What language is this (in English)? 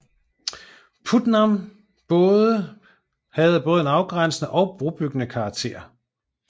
Danish